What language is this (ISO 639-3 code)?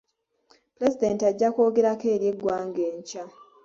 lug